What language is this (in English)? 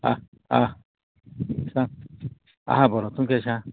Konkani